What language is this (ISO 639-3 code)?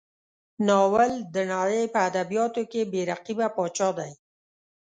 pus